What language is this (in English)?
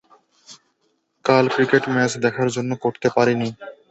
Bangla